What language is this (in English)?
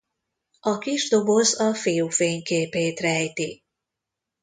Hungarian